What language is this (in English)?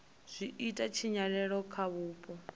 Venda